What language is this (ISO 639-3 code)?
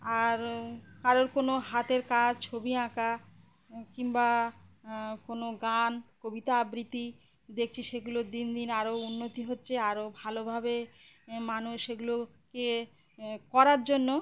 ben